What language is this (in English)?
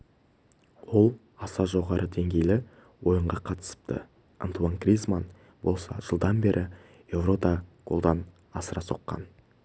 Kazakh